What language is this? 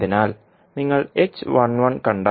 Malayalam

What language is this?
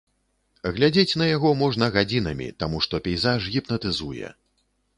Belarusian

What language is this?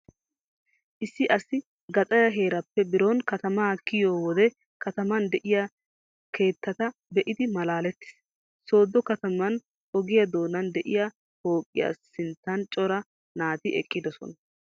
Wolaytta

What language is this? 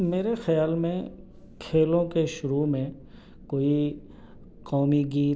Urdu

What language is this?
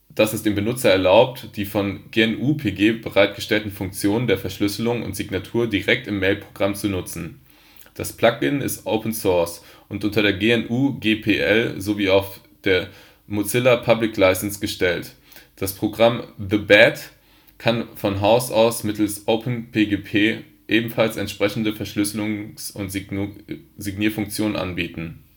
German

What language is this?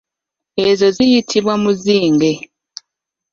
Ganda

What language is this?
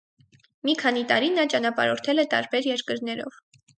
Armenian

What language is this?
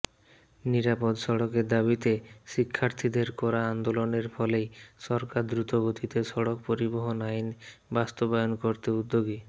Bangla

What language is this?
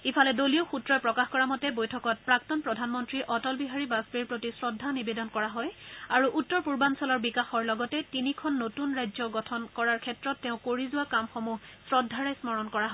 Assamese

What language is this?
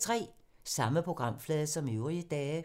Danish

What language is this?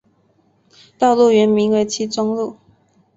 Chinese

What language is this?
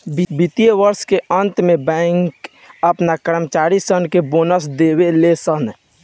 Bhojpuri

